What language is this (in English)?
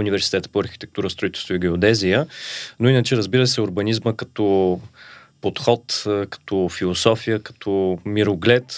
Bulgarian